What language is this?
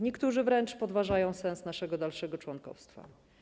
Polish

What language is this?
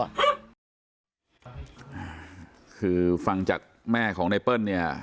Thai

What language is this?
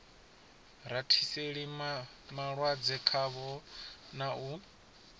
Venda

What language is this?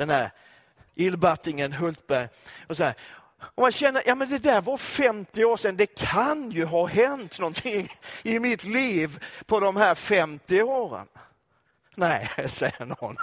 Swedish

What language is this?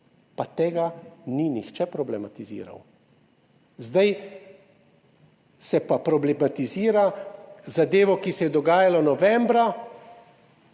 Slovenian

